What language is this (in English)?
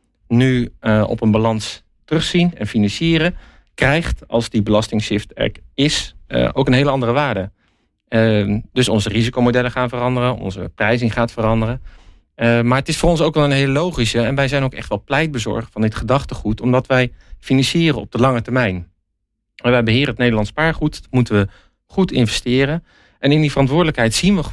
Dutch